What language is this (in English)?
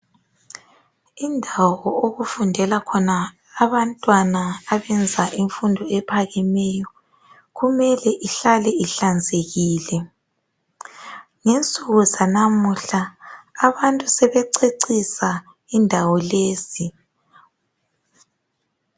North Ndebele